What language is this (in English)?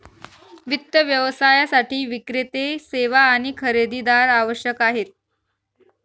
Marathi